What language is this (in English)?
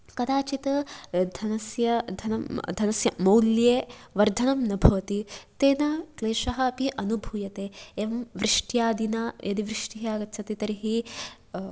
Sanskrit